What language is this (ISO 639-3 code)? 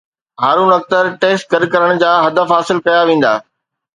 snd